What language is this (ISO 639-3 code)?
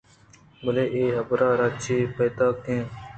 bgp